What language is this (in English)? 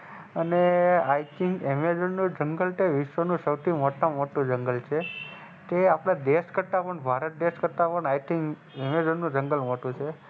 Gujarati